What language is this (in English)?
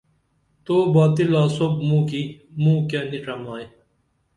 Dameli